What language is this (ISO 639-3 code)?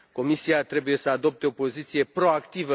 ron